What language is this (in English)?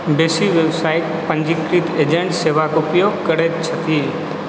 Maithili